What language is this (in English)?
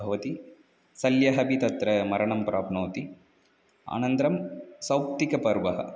Sanskrit